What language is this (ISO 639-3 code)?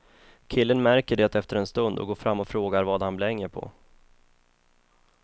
swe